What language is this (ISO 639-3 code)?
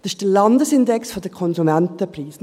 gsw